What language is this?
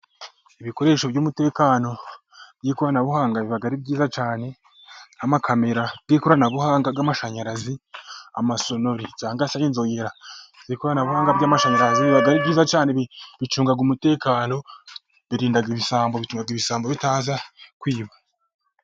Kinyarwanda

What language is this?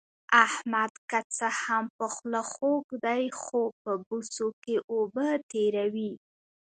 Pashto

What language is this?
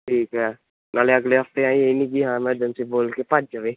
Punjabi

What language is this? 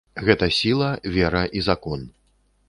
Belarusian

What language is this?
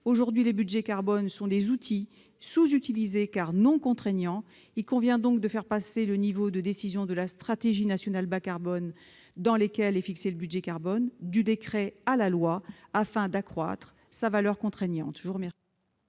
French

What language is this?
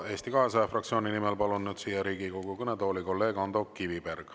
Estonian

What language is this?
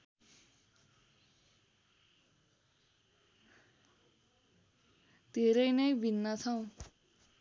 Nepali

